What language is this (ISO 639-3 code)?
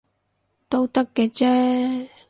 yue